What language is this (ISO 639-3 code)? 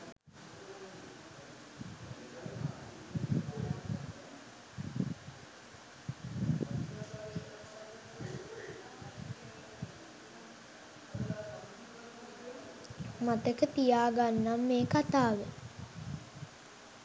sin